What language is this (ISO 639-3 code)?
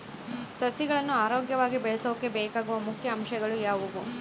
kan